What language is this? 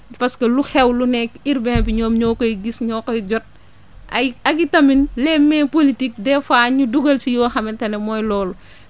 Wolof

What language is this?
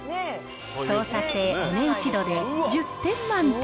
Japanese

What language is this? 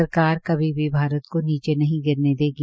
Hindi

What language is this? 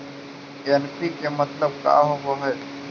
Magahi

